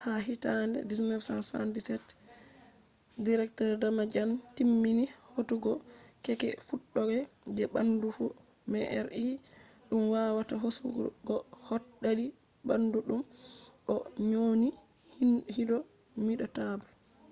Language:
Fula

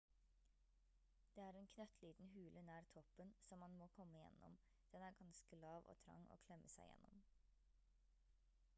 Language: Norwegian Bokmål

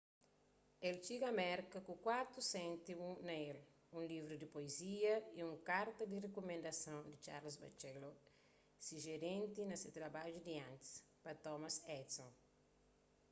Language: Kabuverdianu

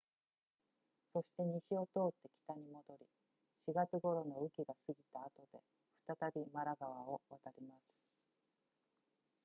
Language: Japanese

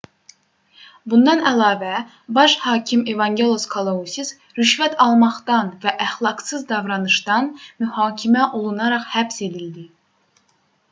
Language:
Azerbaijani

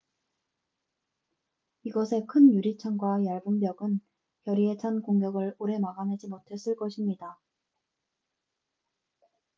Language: Korean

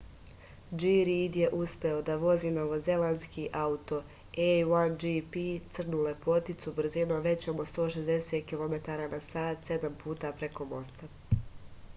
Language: Serbian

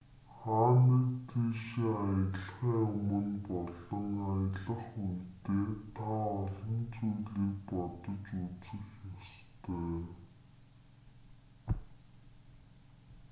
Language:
Mongolian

